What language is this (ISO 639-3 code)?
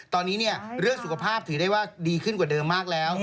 tha